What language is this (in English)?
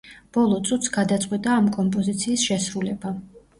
Georgian